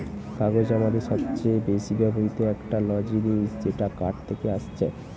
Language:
Bangla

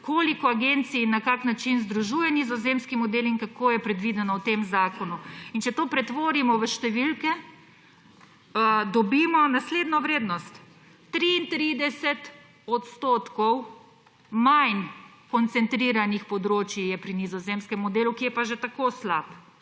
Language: Slovenian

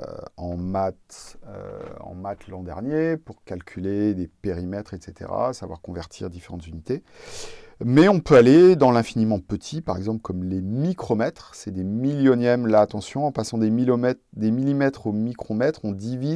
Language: French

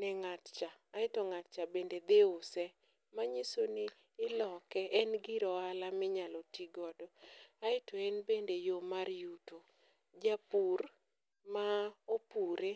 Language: Luo (Kenya and Tanzania)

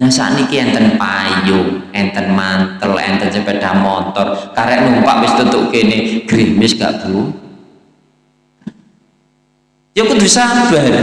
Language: Indonesian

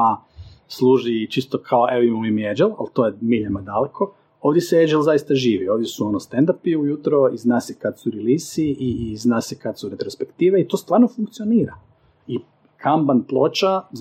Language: Croatian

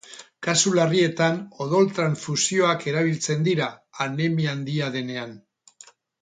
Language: Basque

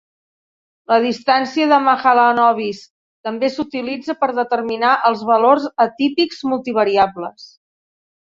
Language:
Catalan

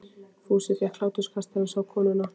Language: Icelandic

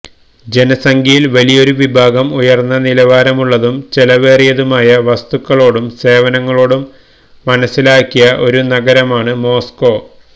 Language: Malayalam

